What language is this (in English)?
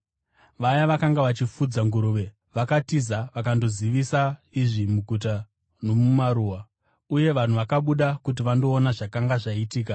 Shona